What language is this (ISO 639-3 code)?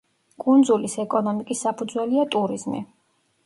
kat